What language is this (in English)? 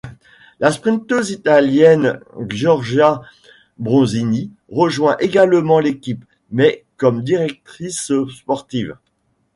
French